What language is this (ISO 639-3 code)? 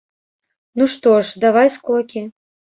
bel